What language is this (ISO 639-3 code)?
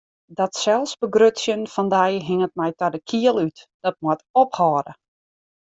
fry